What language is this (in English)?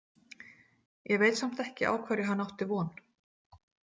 Icelandic